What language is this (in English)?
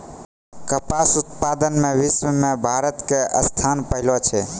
Maithili